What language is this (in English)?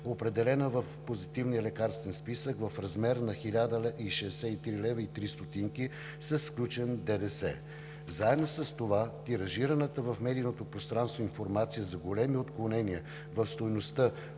Bulgarian